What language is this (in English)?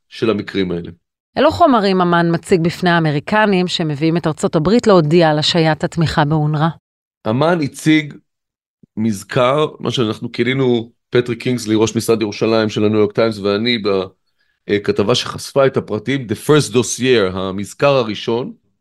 Hebrew